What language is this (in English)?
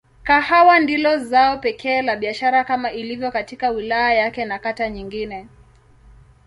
Swahili